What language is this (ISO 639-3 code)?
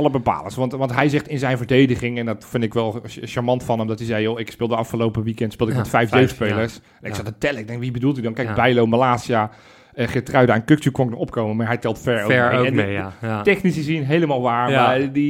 nld